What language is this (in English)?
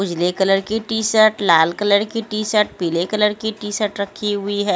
Hindi